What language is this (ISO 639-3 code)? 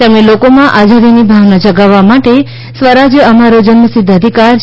guj